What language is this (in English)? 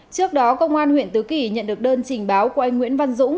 Vietnamese